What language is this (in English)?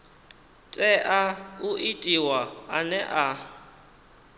Venda